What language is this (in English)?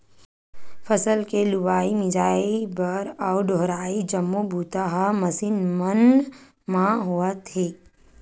Chhattisgarhi